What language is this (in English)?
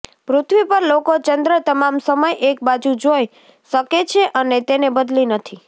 Gujarati